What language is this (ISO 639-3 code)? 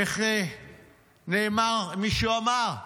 heb